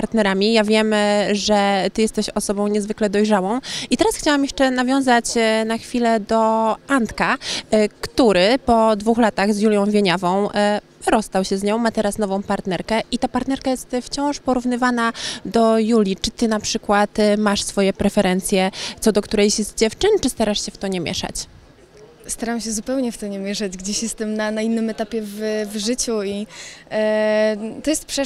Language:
Polish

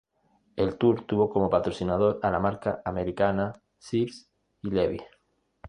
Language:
Spanish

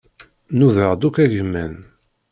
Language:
Kabyle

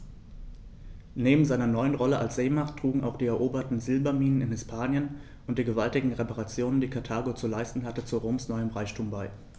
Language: German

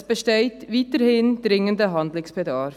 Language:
Swiss German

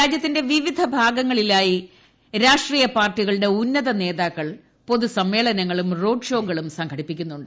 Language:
Malayalam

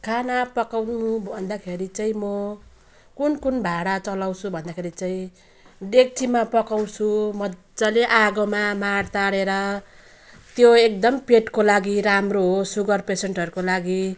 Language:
Nepali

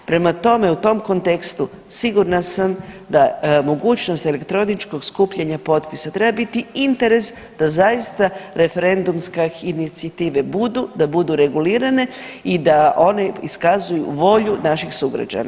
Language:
Croatian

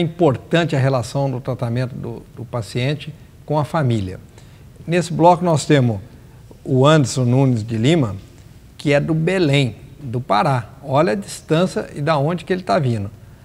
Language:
Portuguese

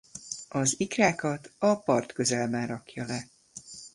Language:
Hungarian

